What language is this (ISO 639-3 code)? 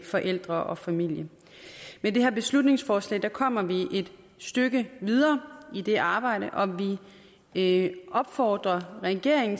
dan